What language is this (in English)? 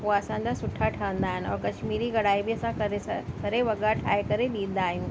Sindhi